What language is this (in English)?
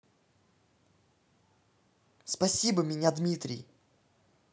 Russian